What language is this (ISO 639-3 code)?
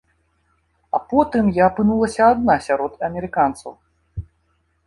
bel